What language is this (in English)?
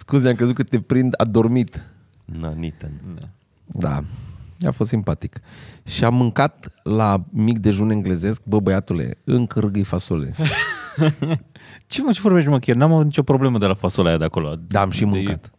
Romanian